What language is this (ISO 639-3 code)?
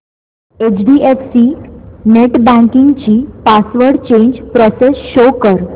mar